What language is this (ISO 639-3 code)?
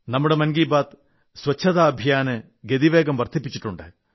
mal